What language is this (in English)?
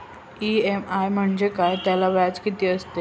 Marathi